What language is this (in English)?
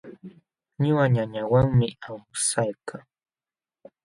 Jauja Wanca Quechua